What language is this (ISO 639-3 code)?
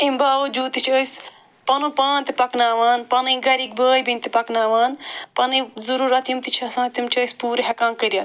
kas